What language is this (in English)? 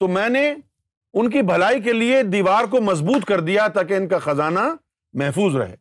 Urdu